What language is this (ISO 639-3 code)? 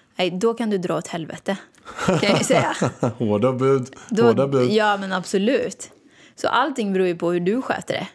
swe